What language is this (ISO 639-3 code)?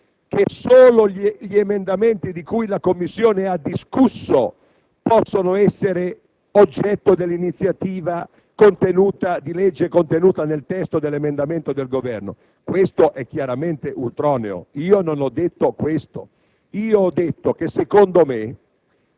ita